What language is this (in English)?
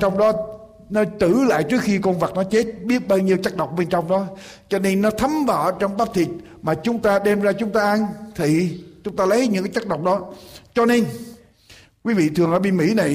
Vietnamese